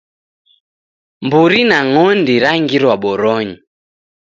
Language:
Taita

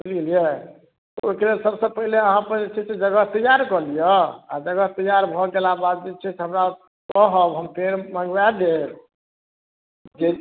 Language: Maithili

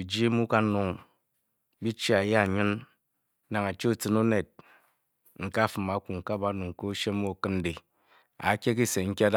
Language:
Bokyi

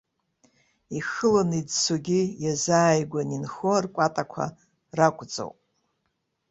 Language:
Abkhazian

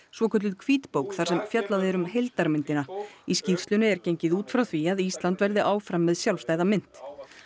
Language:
Icelandic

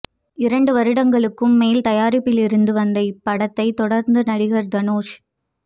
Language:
Tamil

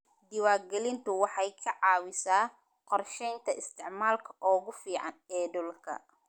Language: Somali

